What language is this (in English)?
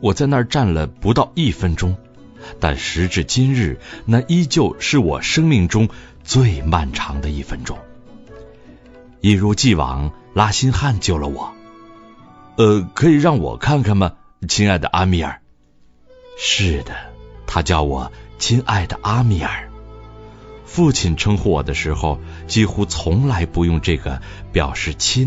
Chinese